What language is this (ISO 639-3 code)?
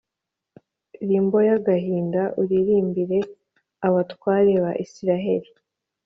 kin